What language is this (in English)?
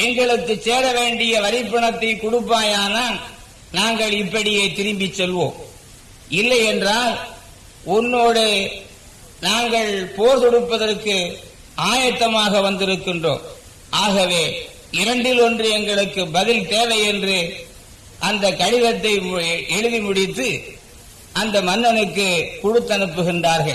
Tamil